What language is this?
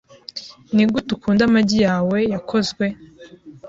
Kinyarwanda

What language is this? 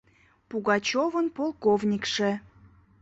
Mari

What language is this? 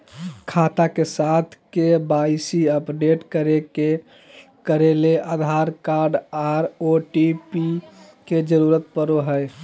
Magahi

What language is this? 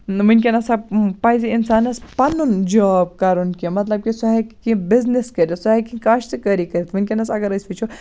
Kashmiri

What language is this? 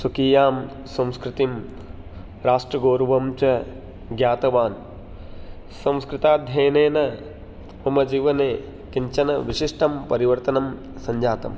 Sanskrit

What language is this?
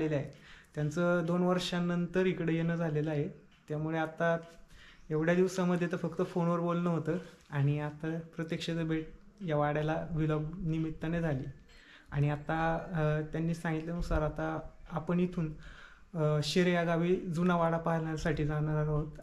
Romanian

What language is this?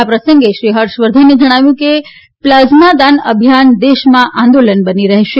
Gujarati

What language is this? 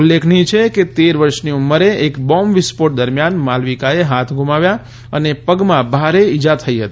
Gujarati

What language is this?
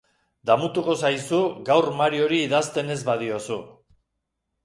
Basque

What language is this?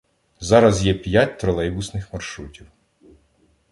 Ukrainian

